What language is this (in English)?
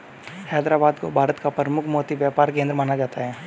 Hindi